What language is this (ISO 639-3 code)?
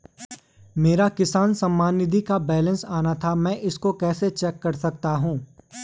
hin